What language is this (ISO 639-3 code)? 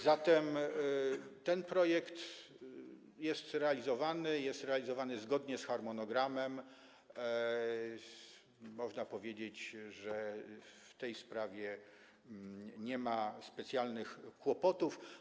pol